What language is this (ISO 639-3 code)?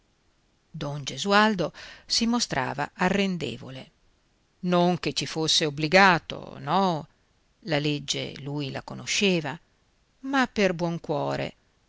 ita